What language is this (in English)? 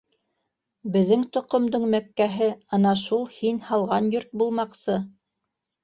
Bashkir